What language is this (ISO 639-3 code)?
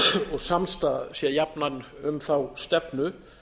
isl